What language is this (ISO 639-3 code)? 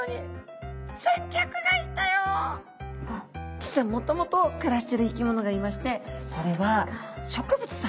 jpn